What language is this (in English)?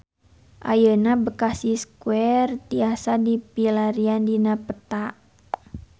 Sundanese